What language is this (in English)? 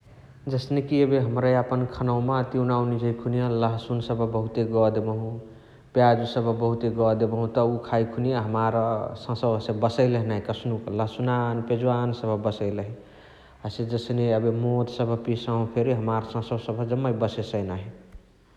Chitwania Tharu